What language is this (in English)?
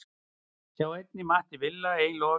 Icelandic